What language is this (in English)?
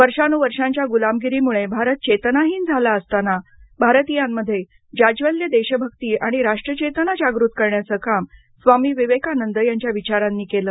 Marathi